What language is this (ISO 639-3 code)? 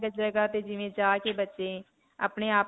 pan